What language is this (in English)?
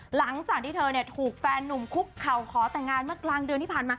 Thai